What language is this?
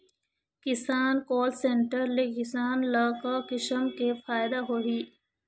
Chhattisgarhi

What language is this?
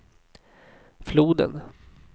Swedish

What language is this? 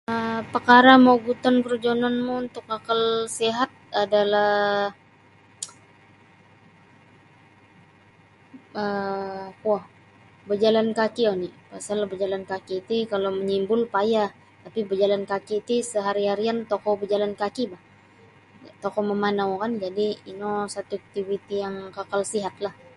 Sabah Bisaya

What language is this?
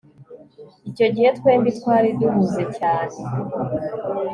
Kinyarwanda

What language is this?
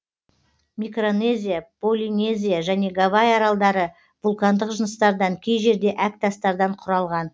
Kazakh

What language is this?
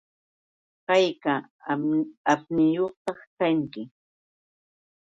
Yauyos Quechua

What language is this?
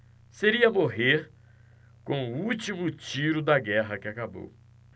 Portuguese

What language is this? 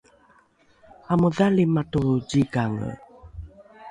Rukai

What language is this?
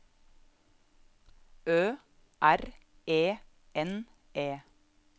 Norwegian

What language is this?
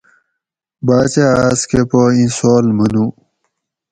Gawri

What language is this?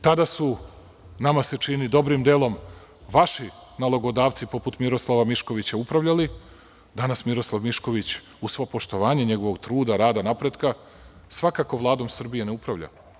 Serbian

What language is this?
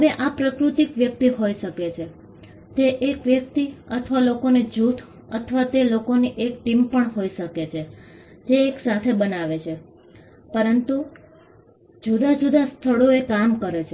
Gujarati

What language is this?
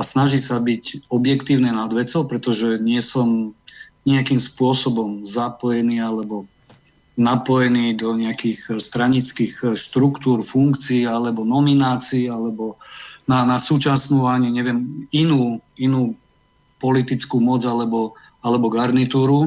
Slovak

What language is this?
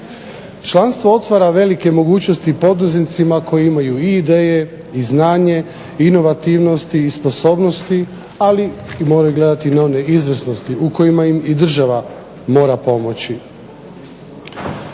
Croatian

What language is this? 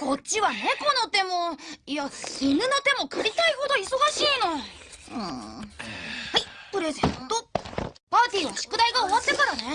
Japanese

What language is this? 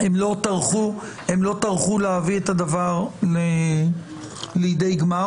Hebrew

